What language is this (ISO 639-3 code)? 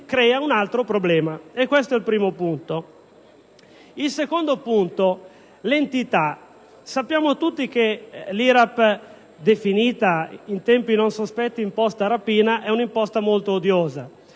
ita